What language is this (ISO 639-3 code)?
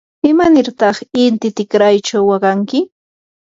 qur